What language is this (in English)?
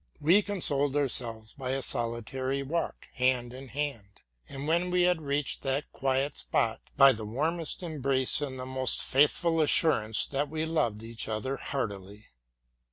English